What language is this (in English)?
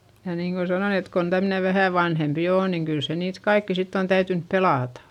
Finnish